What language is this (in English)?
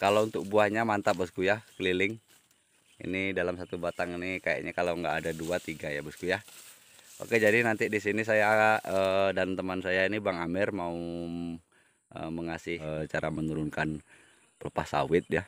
Indonesian